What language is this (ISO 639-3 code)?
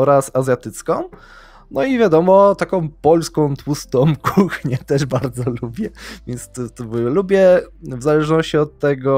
pol